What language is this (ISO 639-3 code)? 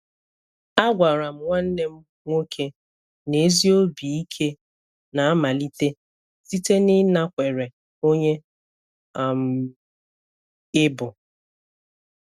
ibo